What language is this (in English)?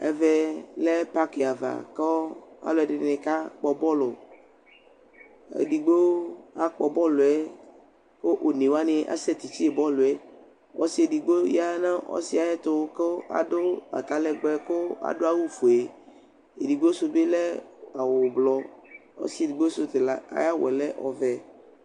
Ikposo